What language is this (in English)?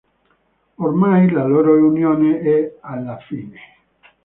Italian